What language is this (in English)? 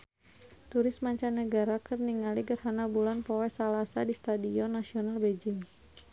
Sundanese